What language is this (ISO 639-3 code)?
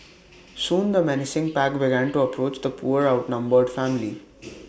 eng